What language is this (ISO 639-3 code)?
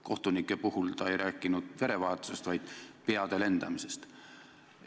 est